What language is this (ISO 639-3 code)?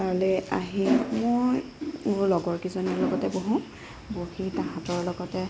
asm